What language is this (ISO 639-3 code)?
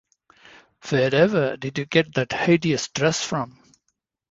eng